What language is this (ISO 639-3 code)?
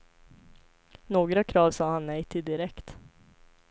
swe